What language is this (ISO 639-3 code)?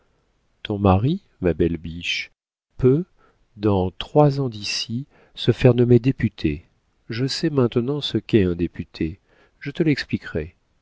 fra